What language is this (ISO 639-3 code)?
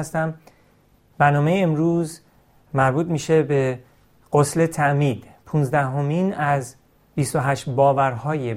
fas